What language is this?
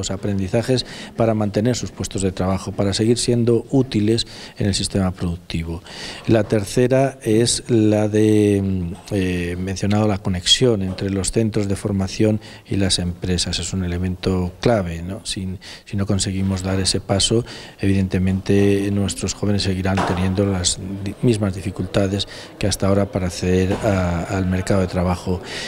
Spanish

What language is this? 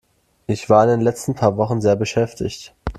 German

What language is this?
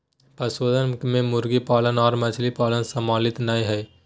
Magahi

